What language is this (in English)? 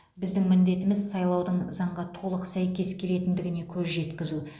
Kazakh